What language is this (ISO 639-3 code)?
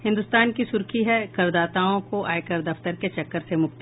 hin